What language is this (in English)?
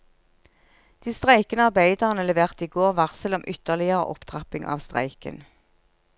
Norwegian